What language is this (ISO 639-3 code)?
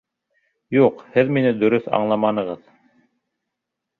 bak